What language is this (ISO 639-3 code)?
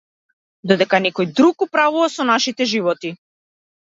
mkd